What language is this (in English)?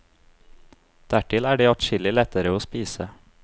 Norwegian